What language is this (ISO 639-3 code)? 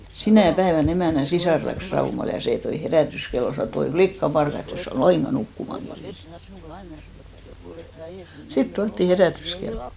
fin